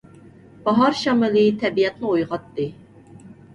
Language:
Uyghur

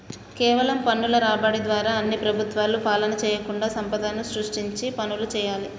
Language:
Telugu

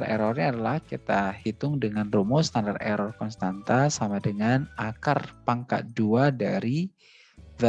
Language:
Indonesian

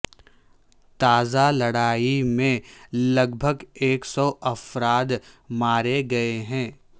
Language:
Urdu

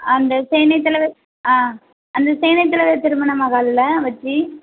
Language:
Tamil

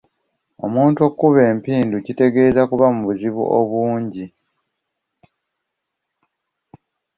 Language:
Ganda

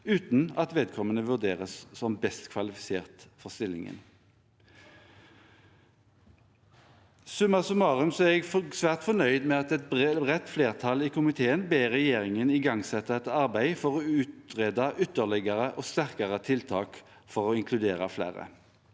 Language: Norwegian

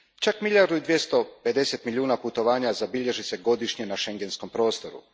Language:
Croatian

